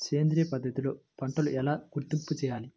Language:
Telugu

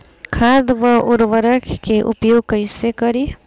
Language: Bhojpuri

